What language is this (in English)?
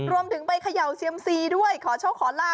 Thai